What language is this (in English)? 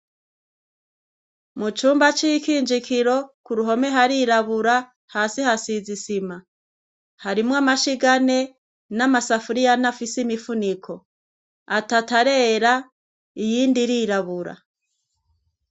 Rundi